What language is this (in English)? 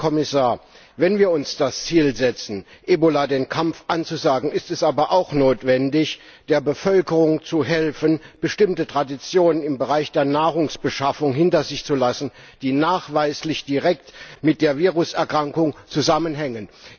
German